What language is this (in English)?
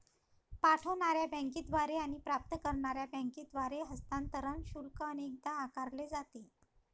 Marathi